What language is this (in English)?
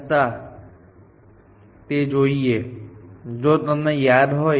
Gujarati